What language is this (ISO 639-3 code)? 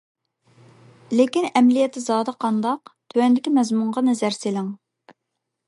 uig